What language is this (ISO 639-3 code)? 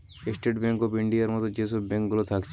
ben